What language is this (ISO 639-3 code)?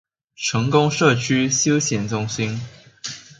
zho